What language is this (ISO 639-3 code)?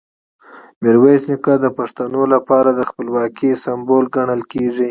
pus